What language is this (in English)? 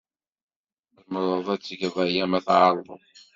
Kabyle